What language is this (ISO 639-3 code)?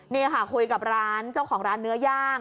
tha